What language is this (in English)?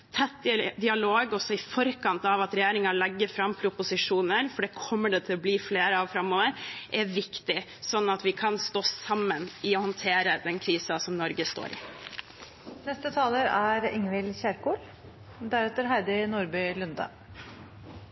Norwegian Bokmål